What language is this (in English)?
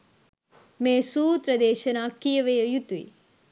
Sinhala